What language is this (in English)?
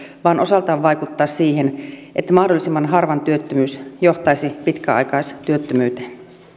Finnish